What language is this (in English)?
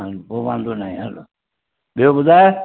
Sindhi